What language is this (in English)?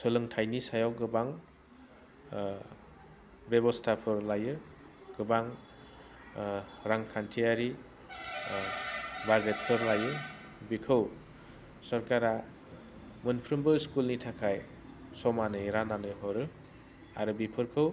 Bodo